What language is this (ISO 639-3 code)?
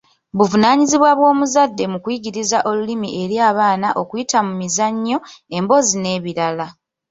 lug